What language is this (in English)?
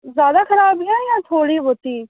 Dogri